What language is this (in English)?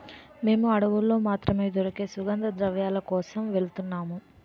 Telugu